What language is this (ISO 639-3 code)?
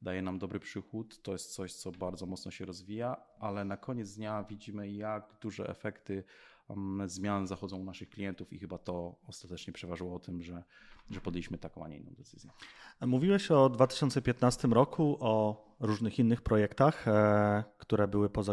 pol